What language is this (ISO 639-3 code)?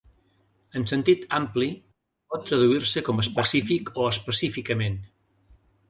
cat